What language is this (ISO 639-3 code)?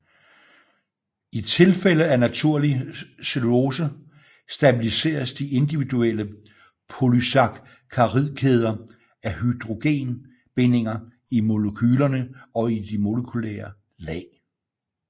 dan